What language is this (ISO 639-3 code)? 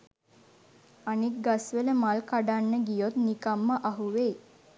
sin